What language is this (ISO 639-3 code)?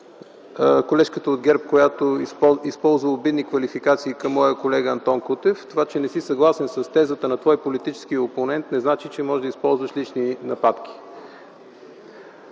bul